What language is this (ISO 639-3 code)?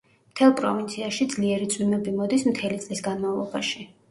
kat